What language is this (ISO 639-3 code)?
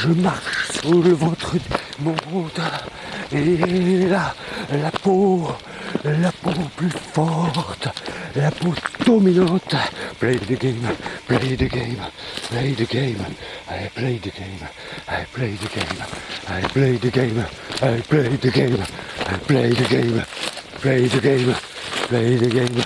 fra